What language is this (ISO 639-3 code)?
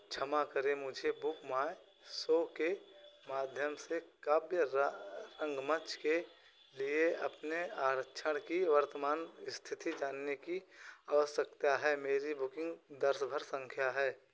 hin